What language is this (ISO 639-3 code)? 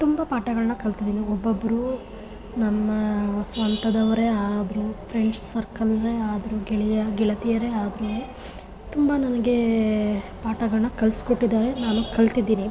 kan